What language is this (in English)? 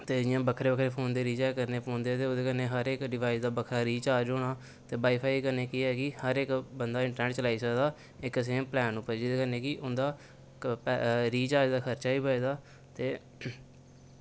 Dogri